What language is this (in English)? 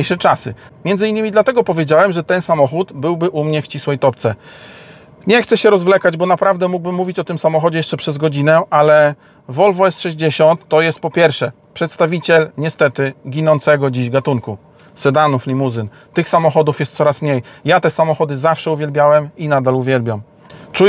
Polish